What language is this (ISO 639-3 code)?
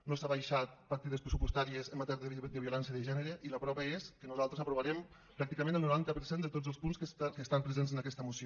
cat